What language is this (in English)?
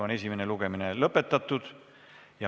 Estonian